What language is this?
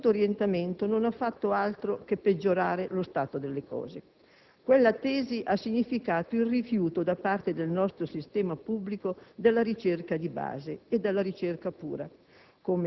Italian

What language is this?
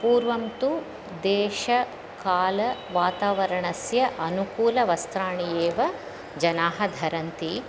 Sanskrit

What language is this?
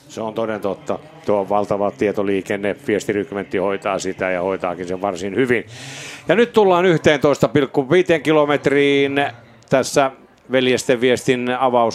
Finnish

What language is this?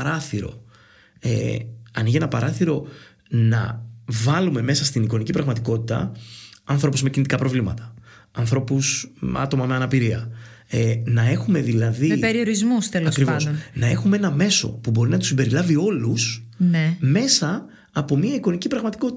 Greek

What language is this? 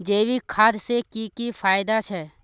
Magahi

